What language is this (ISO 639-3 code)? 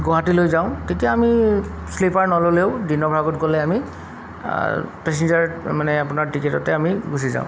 asm